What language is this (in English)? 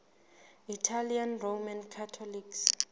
Southern Sotho